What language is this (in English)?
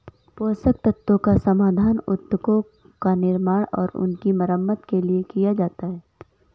Hindi